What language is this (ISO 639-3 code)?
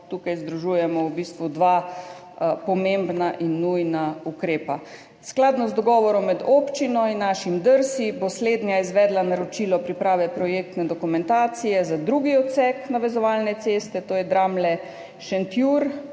slv